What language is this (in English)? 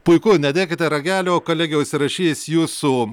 Lithuanian